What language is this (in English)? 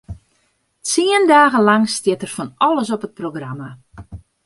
Western Frisian